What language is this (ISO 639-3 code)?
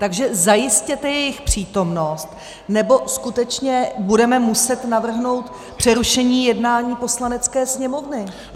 ces